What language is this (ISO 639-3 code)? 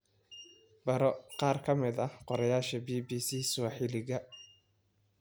som